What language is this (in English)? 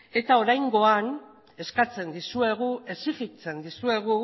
Basque